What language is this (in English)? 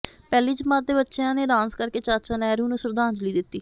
Punjabi